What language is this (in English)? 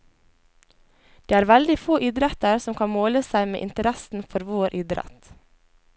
Norwegian